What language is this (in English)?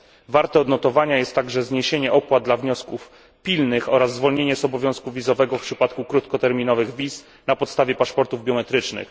Polish